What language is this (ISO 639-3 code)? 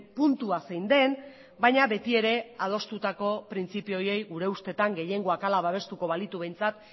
eus